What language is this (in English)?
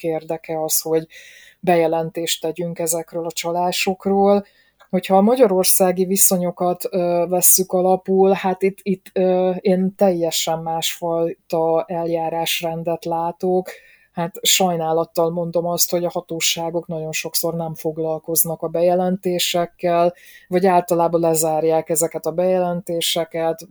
Hungarian